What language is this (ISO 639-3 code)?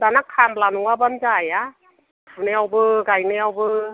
brx